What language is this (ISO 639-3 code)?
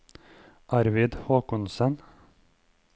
nor